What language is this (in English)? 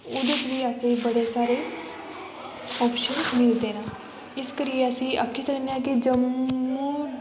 Dogri